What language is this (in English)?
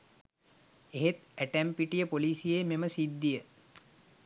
Sinhala